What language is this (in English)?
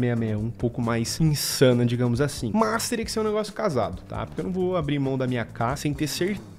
Portuguese